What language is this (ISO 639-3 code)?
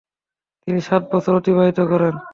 ben